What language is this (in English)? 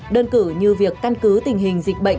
Vietnamese